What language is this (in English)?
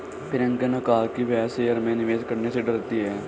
Hindi